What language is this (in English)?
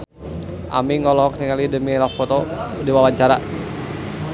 Sundanese